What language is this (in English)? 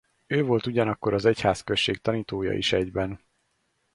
Hungarian